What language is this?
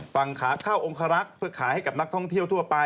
Thai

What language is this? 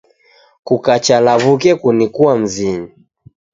Taita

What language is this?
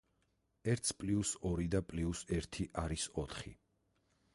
Georgian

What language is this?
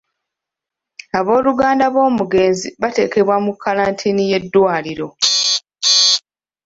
Ganda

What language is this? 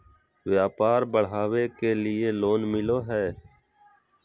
Magahi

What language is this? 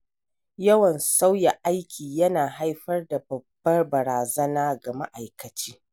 Hausa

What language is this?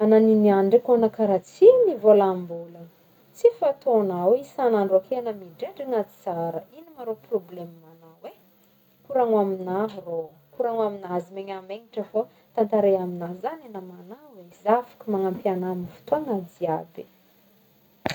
Northern Betsimisaraka Malagasy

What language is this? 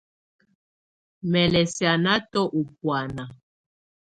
Tunen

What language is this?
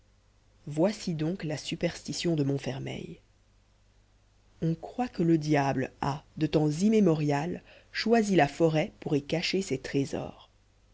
French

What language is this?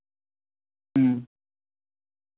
Santali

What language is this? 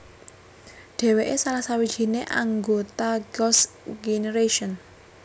Javanese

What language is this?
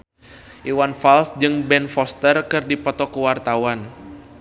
Sundanese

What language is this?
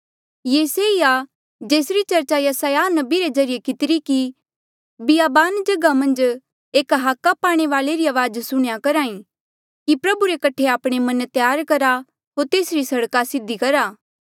Mandeali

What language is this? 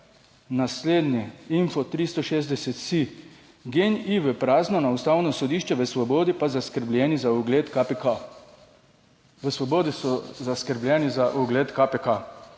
Slovenian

